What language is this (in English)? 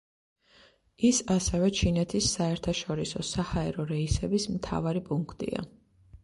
Georgian